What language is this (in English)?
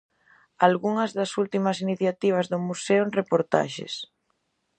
Galician